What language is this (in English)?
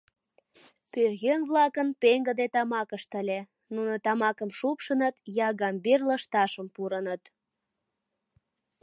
Mari